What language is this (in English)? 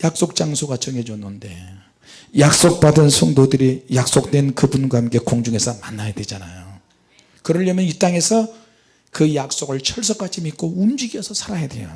Korean